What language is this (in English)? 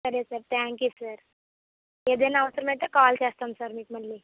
Telugu